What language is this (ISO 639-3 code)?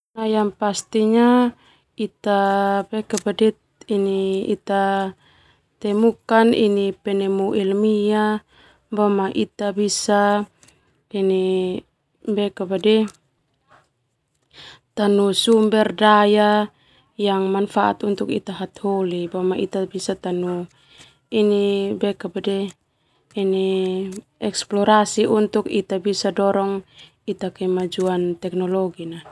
twu